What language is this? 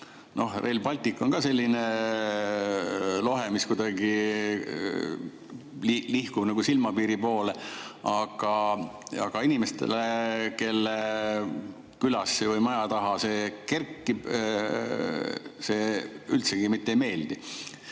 Estonian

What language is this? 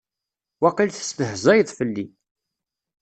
Kabyle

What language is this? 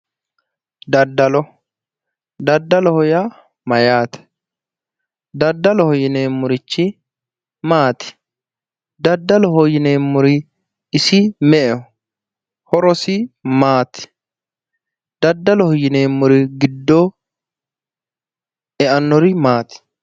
Sidamo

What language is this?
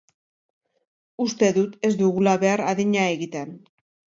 Basque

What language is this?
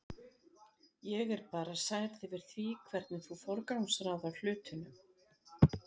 Icelandic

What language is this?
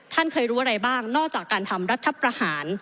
Thai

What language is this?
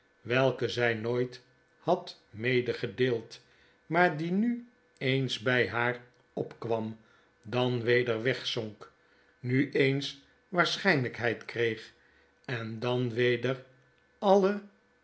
Dutch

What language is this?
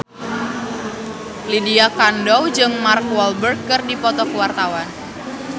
Sundanese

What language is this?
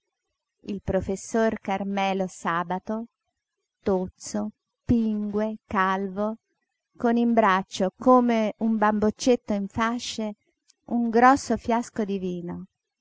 Italian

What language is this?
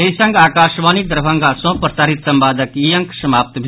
Maithili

